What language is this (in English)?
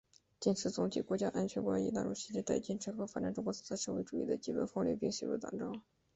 Chinese